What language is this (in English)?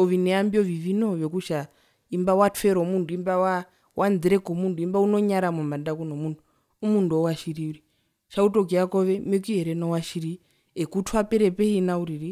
Herero